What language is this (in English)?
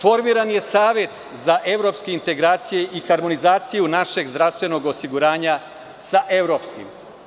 Serbian